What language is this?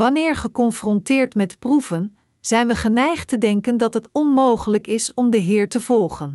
Dutch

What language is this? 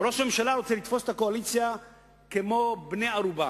Hebrew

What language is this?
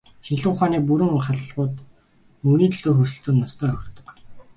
Mongolian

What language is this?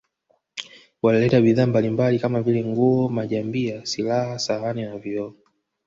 Swahili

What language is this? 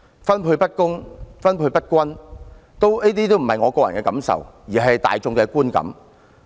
Cantonese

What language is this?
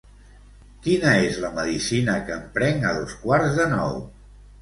Catalan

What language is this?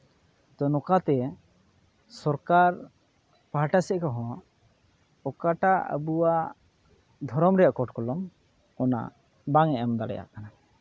Santali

